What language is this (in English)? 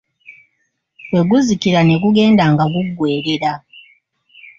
Ganda